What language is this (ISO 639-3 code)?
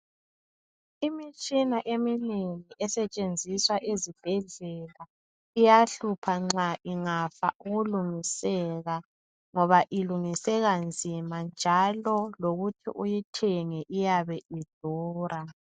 nde